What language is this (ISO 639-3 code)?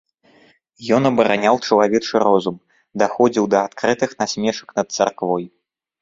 bel